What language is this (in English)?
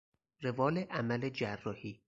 Persian